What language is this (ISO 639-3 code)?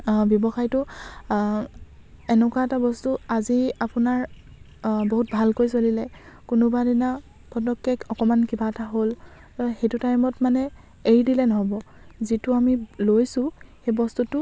asm